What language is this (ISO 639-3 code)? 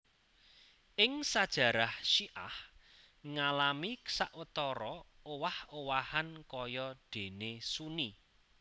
jav